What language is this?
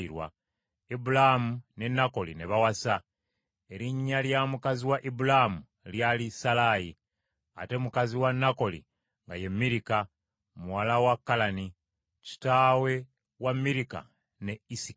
Ganda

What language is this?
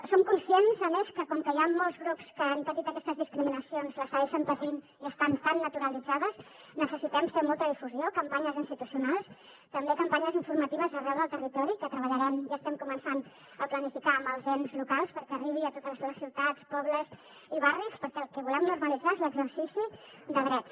Catalan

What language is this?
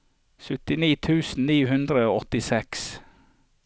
Norwegian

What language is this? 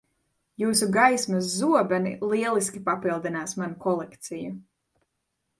Latvian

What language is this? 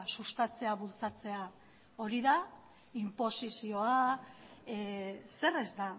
Basque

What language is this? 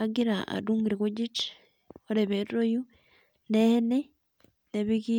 Masai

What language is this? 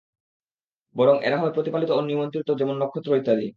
Bangla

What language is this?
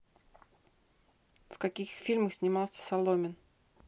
Russian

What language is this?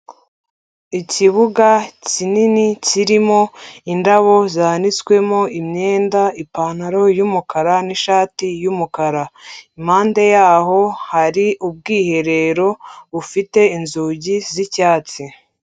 Kinyarwanda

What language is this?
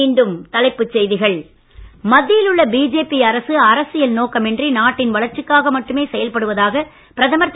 Tamil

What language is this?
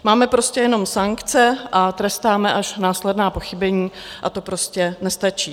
Czech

